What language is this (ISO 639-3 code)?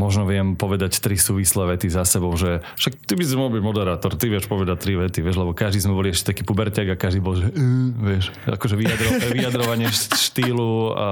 slk